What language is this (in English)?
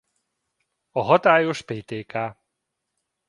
Hungarian